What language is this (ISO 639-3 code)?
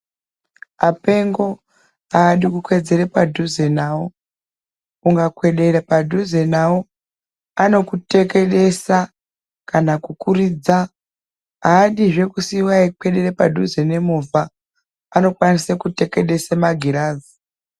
ndc